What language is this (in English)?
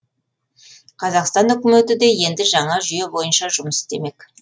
Kazakh